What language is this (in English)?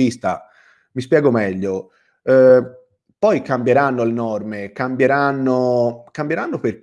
Italian